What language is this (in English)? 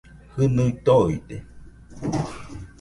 Nüpode Huitoto